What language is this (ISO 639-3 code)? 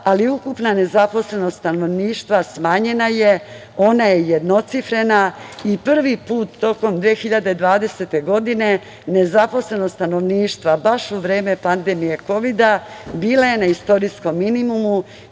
srp